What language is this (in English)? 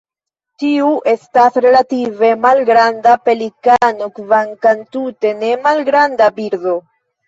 Esperanto